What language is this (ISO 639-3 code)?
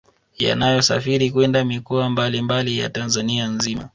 swa